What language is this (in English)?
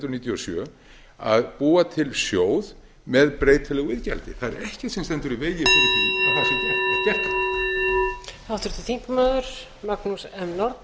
Icelandic